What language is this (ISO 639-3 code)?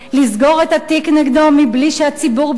heb